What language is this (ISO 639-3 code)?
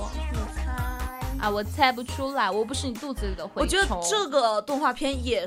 zho